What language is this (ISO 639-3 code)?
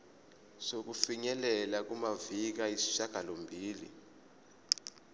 zul